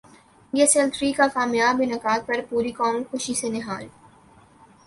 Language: Urdu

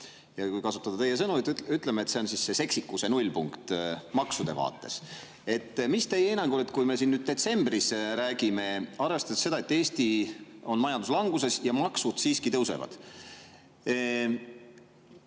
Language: Estonian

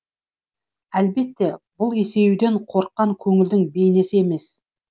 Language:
Kazakh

